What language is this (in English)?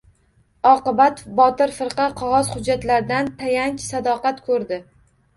Uzbek